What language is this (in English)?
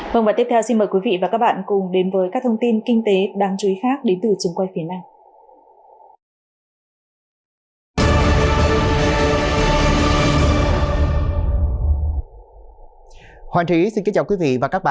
Vietnamese